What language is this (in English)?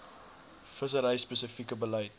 Afrikaans